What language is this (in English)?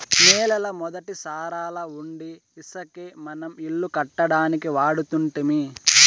Telugu